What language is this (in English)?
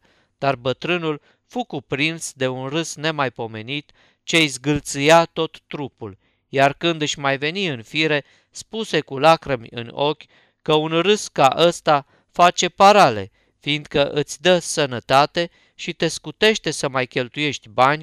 Romanian